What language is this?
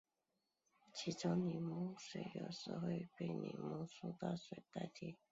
Chinese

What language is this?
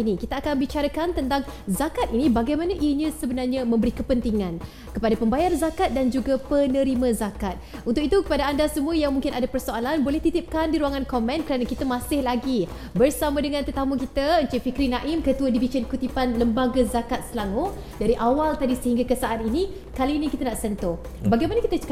Malay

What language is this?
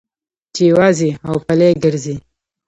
Pashto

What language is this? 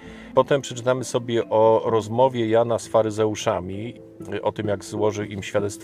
Polish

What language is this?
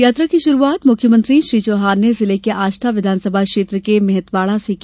Hindi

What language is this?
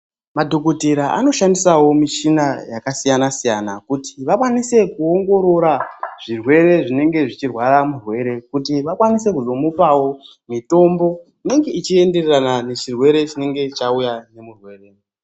Ndau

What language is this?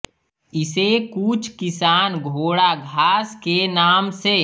Hindi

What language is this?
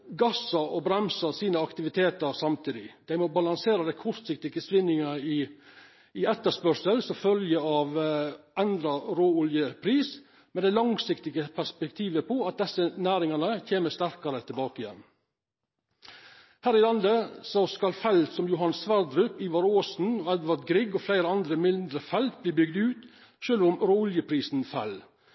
Norwegian Nynorsk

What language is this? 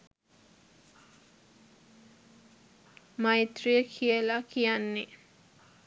Sinhala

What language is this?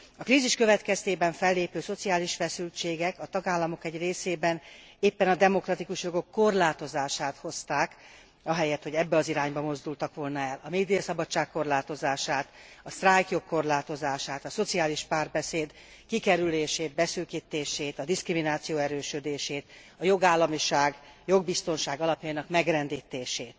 Hungarian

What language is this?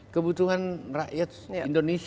Indonesian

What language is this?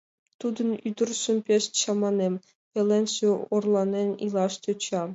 Mari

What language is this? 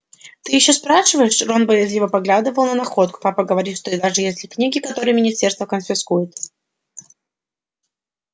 Russian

